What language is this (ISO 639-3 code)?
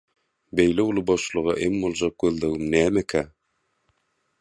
tuk